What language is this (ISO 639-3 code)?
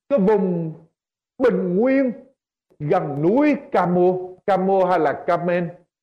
vie